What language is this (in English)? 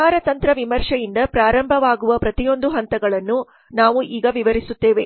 Kannada